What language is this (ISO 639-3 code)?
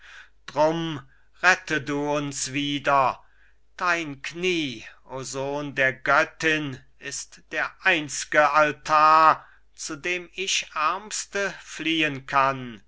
deu